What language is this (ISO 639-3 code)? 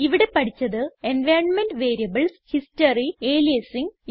mal